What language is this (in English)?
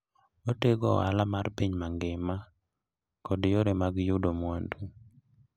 Luo (Kenya and Tanzania)